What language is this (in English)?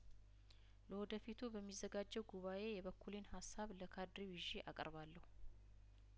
Amharic